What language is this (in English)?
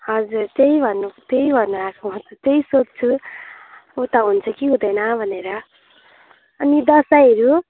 Nepali